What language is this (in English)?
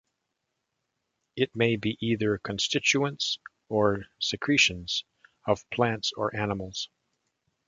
English